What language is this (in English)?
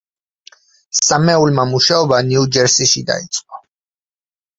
Georgian